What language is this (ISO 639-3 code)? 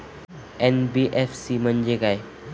mar